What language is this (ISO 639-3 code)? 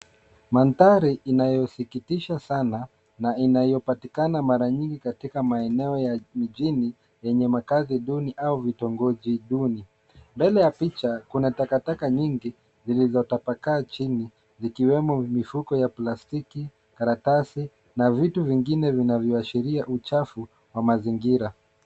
swa